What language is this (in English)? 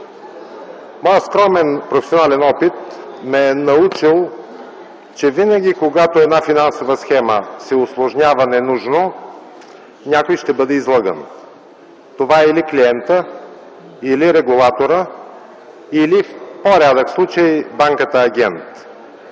Bulgarian